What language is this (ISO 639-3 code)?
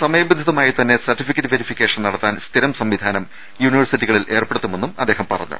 mal